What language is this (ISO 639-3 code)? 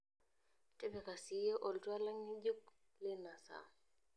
mas